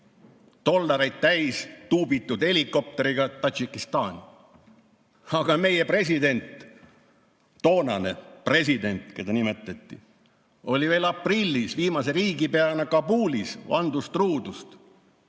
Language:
Estonian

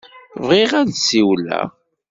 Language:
Kabyle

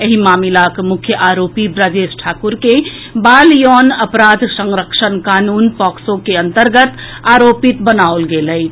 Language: Maithili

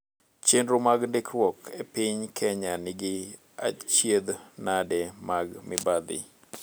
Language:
Luo (Kenya and Tanzania)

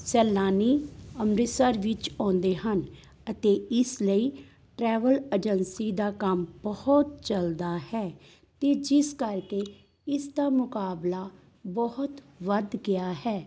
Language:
Punjabi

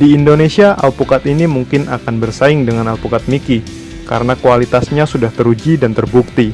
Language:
Indonesian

